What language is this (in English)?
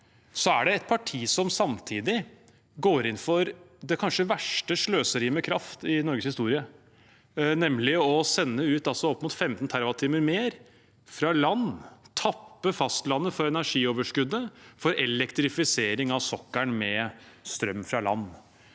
Norwegian